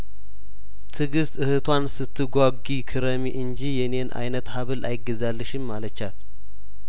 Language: Amharic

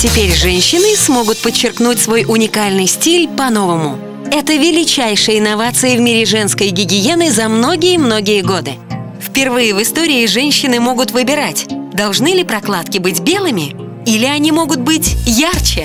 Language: Russian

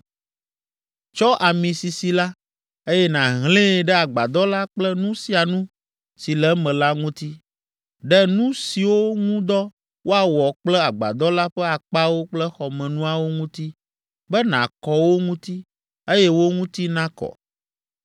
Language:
Ewe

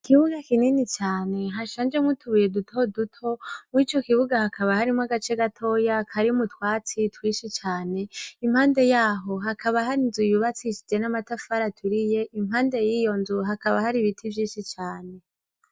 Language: Rundi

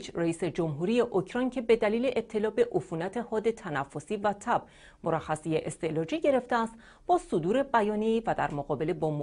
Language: Persian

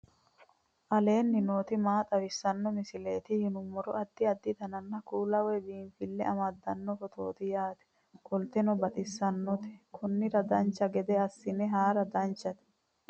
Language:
Sidamo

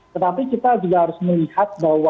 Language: Indonesian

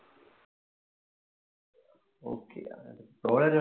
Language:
Tamil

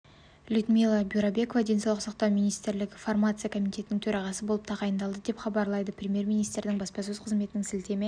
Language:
Kazakh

